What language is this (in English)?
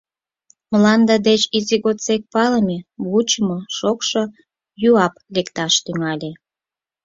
Mari